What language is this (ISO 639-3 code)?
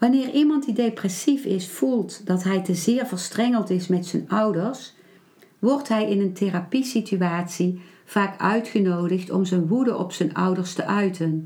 nld